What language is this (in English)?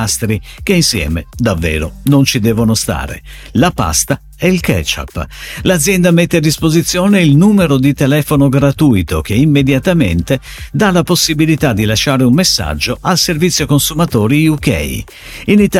Italian